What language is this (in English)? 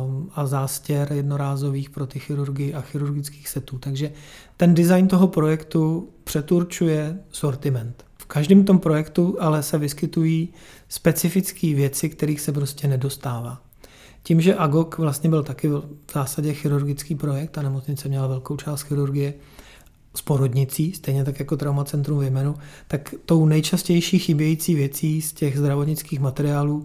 Czech